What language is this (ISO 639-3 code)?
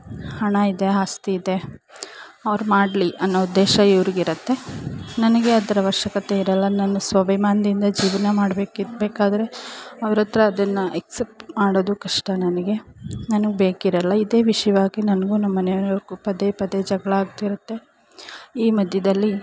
kan